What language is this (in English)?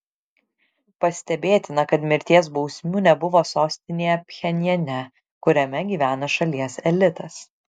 Lithuanian